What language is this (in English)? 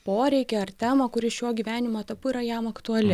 Lithuanian